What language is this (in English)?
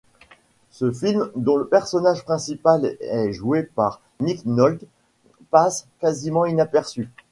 French